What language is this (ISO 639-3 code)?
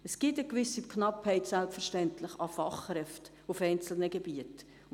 gsw